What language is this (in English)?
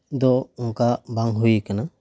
Santali